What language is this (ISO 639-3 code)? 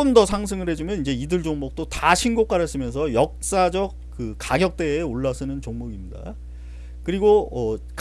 kor